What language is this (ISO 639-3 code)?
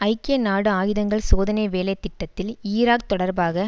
tam